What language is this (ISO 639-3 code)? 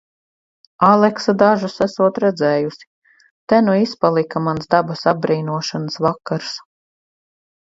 lav